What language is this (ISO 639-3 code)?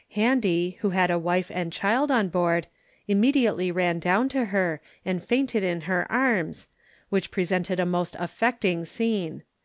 eng